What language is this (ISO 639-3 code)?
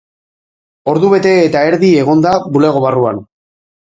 eus